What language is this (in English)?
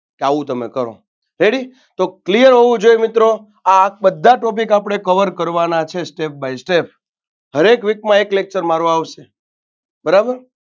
Gujarati